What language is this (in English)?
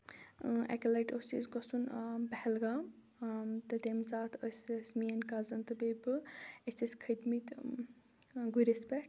Kashmiri